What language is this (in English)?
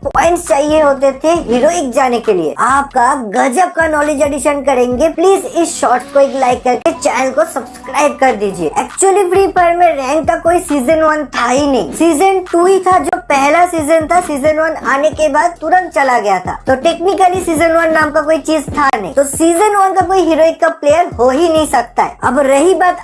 Hindi